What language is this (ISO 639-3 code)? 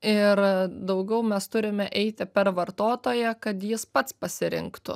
lit